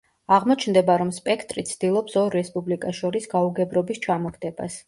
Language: Georgian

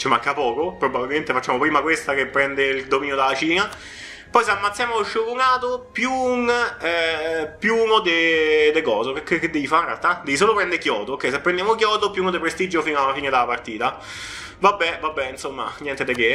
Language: Italian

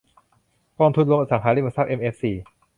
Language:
Thai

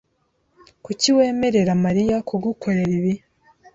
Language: Kinyarwanda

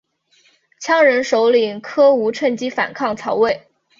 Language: Chinese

